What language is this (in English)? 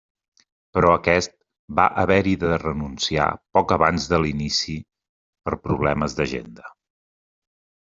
Catalan